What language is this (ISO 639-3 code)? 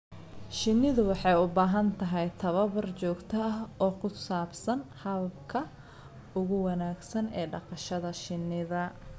som